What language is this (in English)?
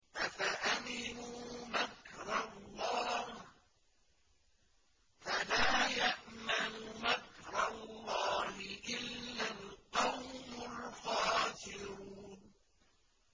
Arabic